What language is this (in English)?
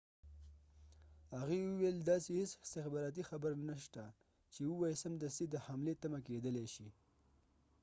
Pashto